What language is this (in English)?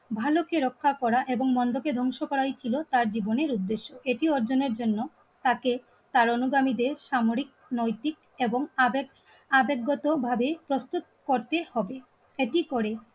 Bangla